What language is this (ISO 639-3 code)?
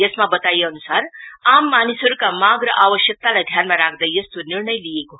nep